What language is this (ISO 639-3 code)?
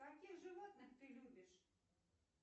rus